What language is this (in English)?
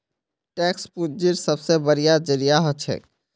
Magahi